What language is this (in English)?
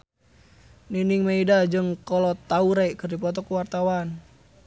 Sundanese